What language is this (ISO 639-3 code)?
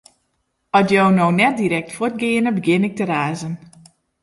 fry